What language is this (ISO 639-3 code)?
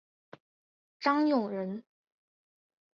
zho